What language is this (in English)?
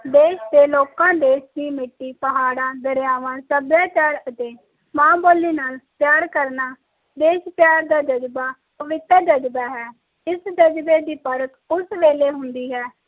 Punjabi